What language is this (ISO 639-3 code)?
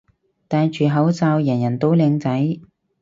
yue